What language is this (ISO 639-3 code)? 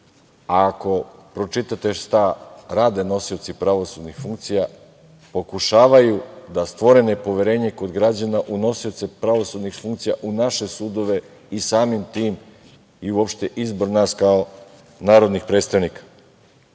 srp